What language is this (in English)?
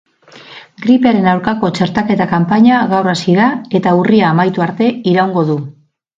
Basque